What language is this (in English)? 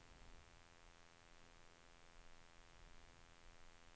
Norwegian